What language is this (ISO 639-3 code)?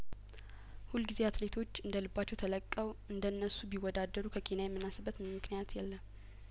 amh